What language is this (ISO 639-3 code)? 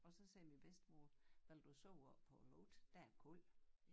dan